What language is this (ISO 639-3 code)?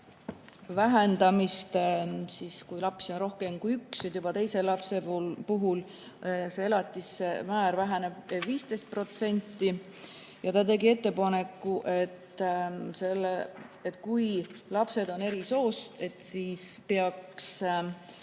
est